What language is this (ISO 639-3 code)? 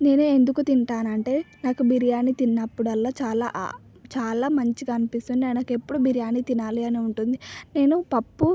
tel